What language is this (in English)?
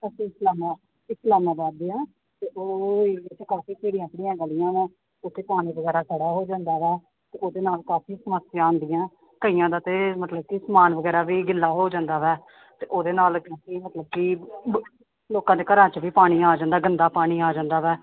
Punjabi